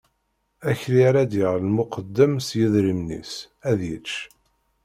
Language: Kabyle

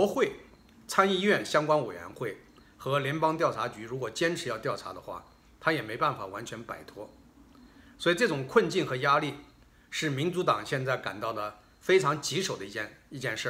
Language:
Chinese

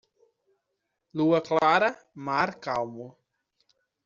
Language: Portuguese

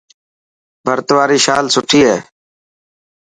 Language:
Dhatki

